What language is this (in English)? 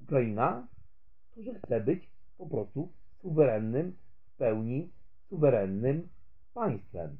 Polish